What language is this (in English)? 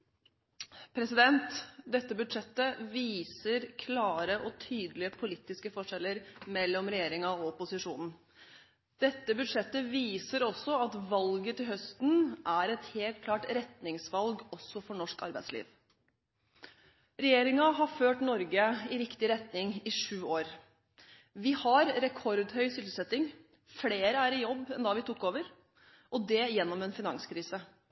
Norwegian Bokmål